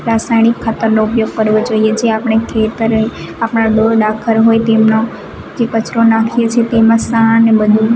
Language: Gujarati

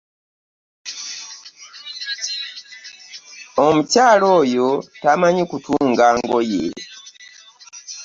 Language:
Ganda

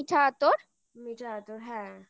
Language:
Bangla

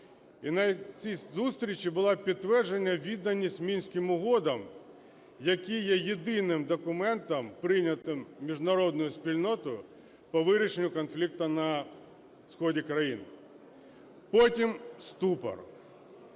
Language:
Ukrainian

